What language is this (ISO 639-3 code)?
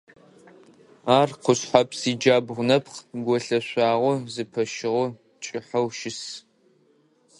ady